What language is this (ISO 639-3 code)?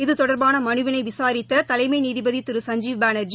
tam